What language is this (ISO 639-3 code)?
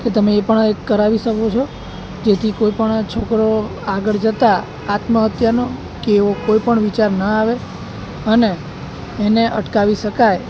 guj